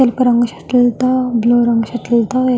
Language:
Telugu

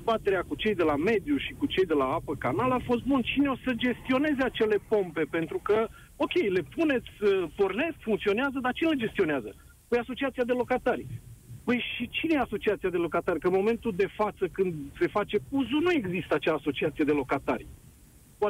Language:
Romanian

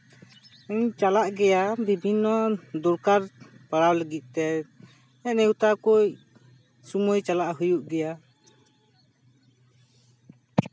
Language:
Santali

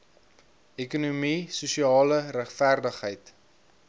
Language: Afrikaans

